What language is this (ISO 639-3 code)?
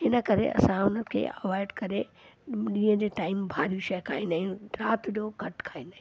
snd